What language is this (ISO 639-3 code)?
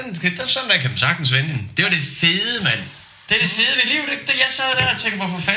dan